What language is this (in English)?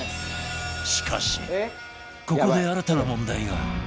Japanese